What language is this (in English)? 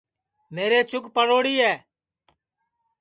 Sansi